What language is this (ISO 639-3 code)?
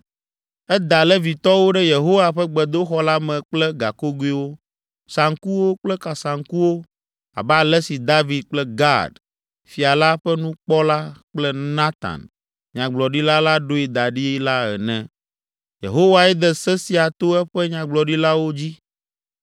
ewe